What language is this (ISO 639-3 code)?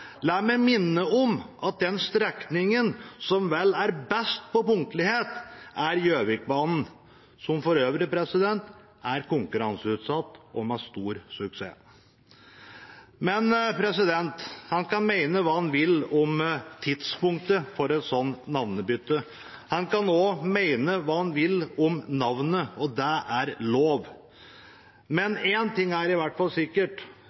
nob